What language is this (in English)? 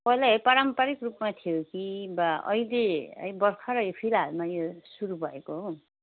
Nepali